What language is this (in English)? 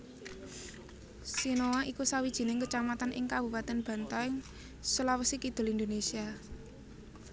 Javanese